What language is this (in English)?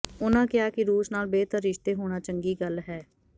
Punjabi